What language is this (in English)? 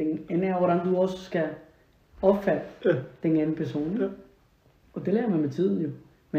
Danish